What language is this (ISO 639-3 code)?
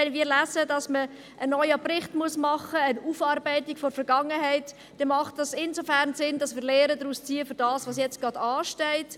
gsw